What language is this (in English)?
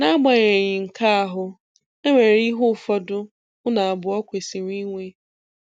Igbo